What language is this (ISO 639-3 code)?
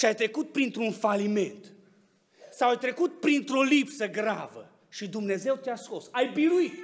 ron